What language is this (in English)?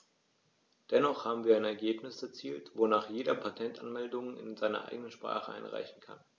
German